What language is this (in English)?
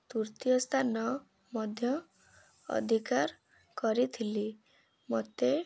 Odia